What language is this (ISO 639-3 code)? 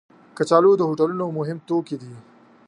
pus